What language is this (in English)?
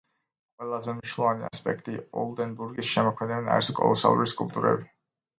Georgian